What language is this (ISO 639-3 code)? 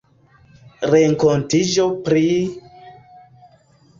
epo